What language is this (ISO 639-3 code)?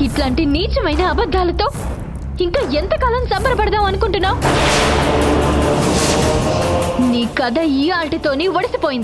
tel